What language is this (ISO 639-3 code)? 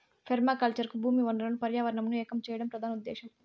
tel